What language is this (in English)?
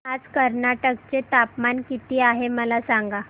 Marathi